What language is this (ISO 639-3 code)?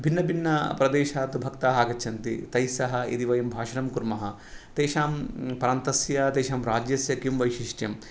san